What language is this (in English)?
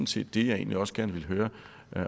Danish